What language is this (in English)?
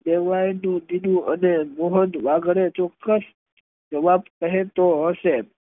Gujarati